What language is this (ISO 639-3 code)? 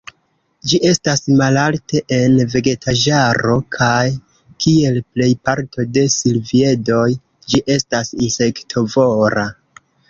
epo